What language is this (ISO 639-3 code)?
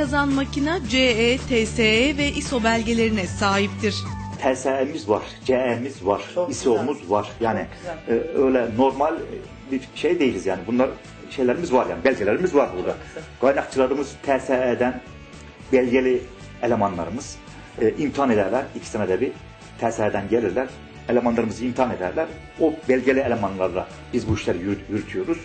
tur